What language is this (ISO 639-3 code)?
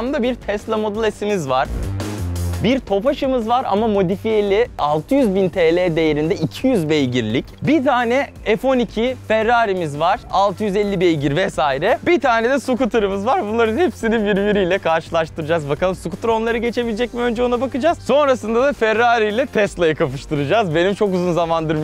tur